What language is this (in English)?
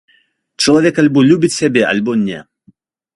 Belarusian